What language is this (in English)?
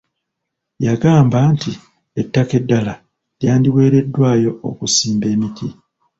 Ganda